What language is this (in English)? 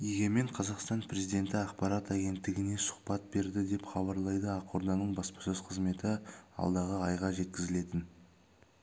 Kazakh